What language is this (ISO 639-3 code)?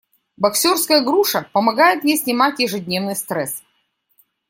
rus